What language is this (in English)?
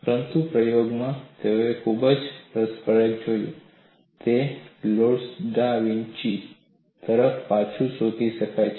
Gujarati